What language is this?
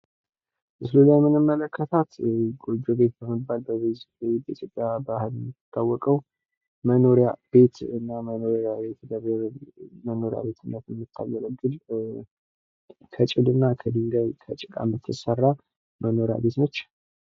Amharic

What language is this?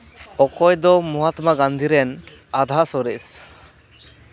Santali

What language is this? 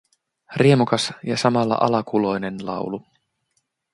Finnish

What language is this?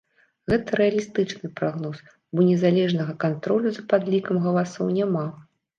Belarusian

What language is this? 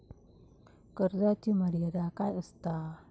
Marathi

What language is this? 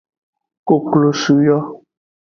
Aja (Benin)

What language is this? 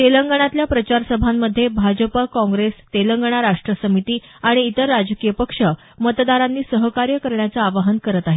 Marathi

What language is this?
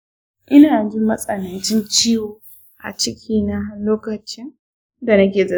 Hausa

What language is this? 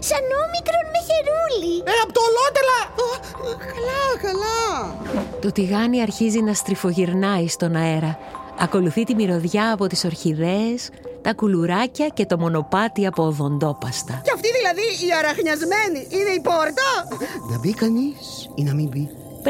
Greek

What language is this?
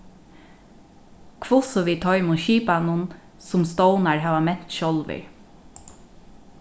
Faroese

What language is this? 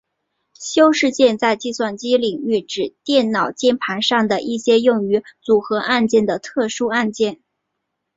Chinese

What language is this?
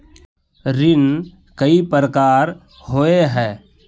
Magahi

